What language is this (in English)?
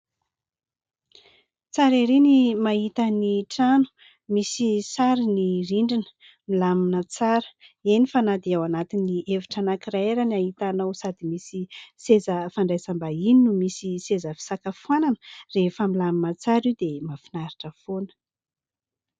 Malagasy